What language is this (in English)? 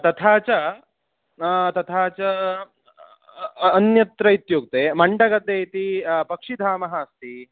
Sanskrit